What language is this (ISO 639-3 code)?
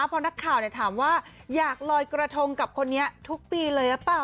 tha